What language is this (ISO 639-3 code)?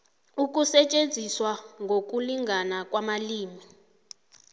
nbl